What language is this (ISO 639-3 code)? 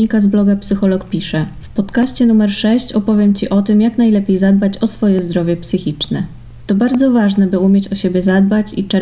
pol